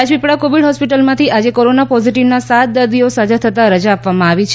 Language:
Gujarati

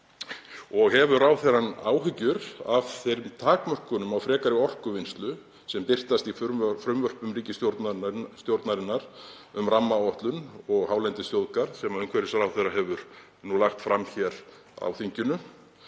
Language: Icelandic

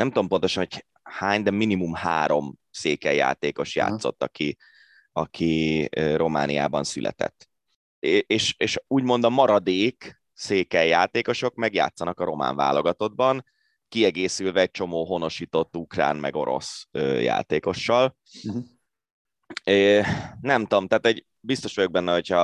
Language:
Hungarian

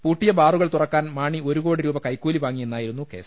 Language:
Malayalam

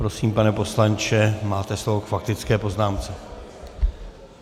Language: Czech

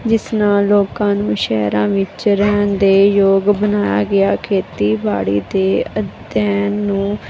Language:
Punjabi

